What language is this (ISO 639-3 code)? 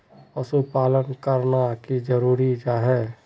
mag